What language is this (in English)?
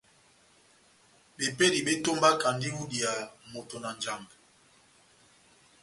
Batanga